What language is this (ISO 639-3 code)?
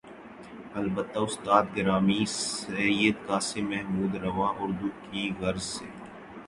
urd